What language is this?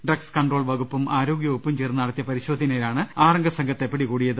Malayalam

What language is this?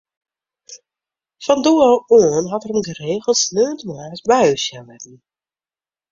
Western Frisian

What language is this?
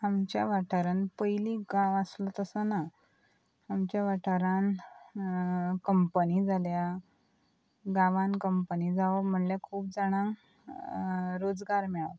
Konkani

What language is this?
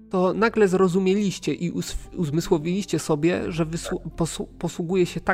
Polish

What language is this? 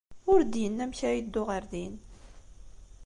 Kabyle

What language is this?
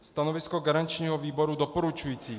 Czech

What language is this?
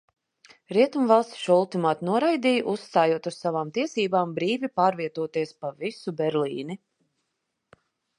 Latvian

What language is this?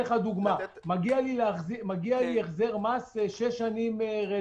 Hebrew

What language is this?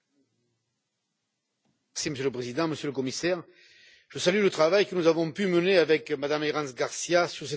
French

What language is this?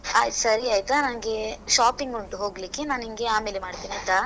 Kannada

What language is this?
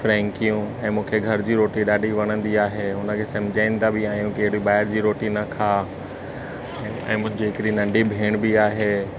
Sindhi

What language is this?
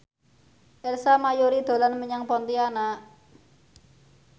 Javanese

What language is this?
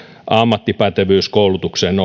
Finnish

